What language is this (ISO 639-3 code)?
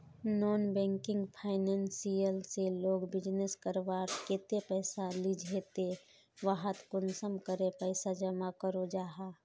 mag